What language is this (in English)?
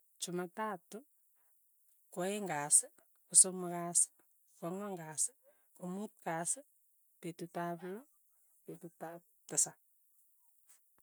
Tugen